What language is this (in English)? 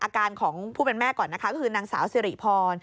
Thai